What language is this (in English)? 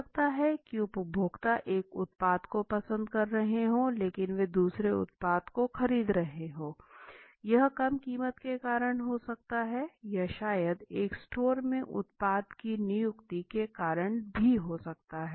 Hindi